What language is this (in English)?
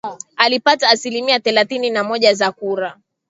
Swahili